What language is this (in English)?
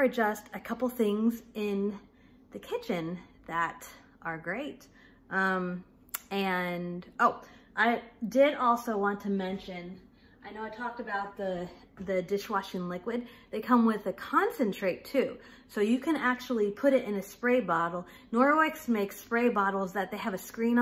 English